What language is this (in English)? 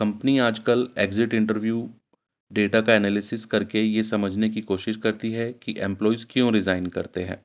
Urdu